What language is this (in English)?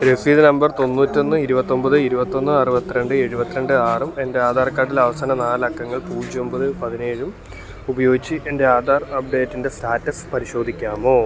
Malayalam